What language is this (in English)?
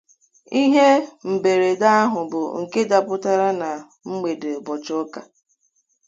Igbo